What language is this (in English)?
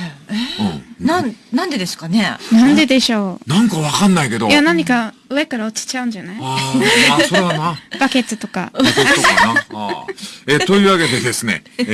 Japanese